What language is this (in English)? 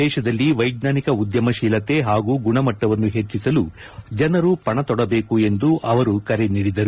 Kannada